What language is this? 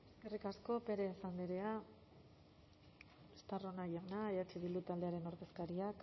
Basque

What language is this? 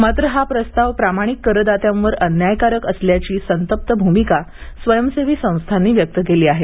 Marathi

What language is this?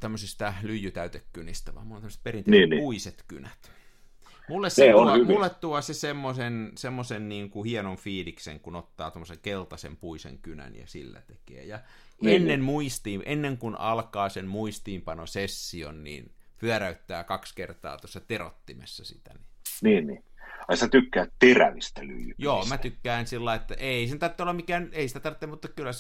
Finnish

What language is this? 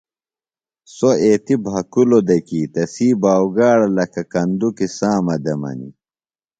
Phalura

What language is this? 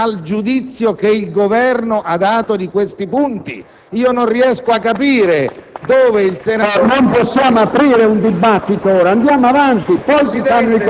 Italian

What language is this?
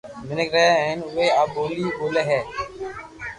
Loarki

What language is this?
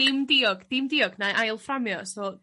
Welsh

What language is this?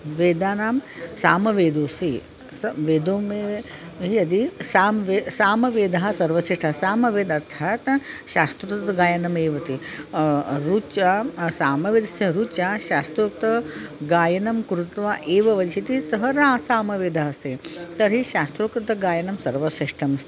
Sanskrit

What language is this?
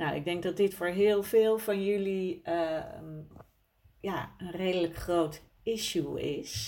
Dutch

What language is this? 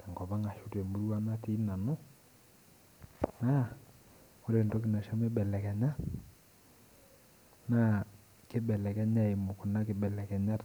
Masai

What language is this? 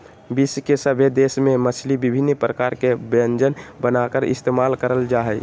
Magahi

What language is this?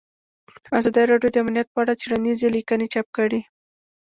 Pashto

